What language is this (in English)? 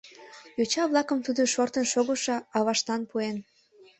Mari